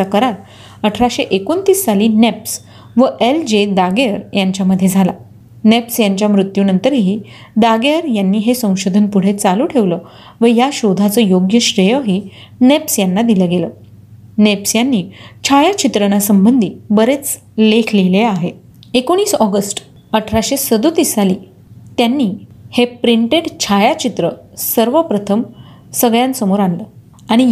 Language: Marathi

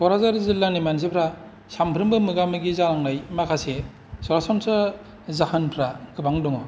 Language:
Bodo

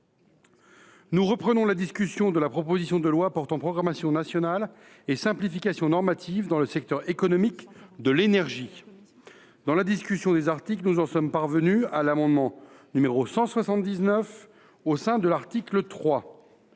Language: French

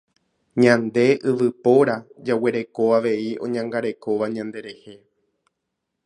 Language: Guarani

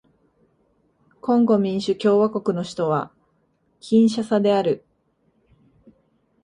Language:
Japanese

